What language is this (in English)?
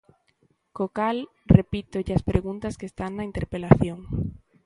Galician